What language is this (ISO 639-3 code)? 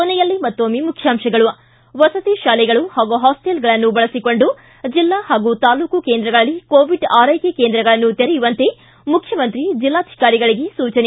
kan